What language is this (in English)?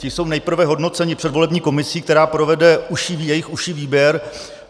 Czech